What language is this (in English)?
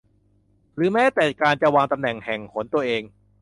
Thai